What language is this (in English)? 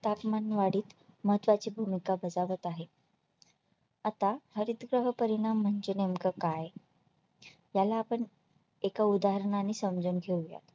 Marathi